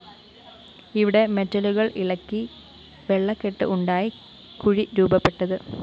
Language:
Malayalam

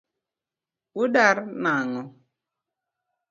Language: Luo (Kenya and Tanzania)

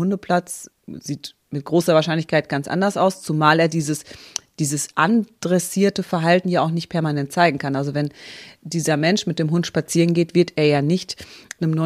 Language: German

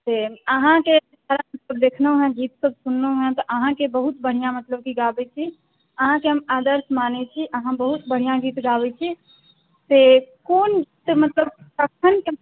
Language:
Maithili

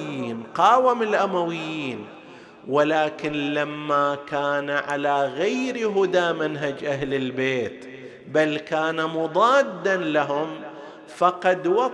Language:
Arabic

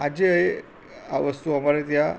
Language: Gujarati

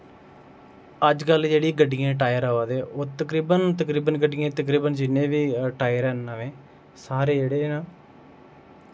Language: Dogri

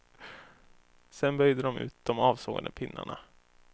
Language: Swedish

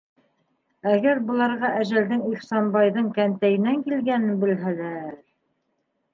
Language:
Bashkir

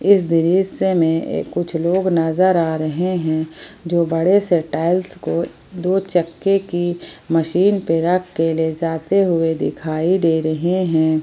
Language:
Hindi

